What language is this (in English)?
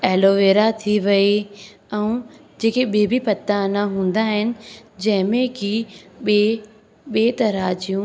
Sindhi